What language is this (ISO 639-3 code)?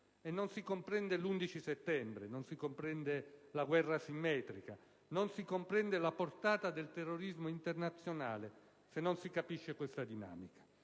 ita